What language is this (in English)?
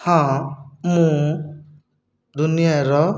Odia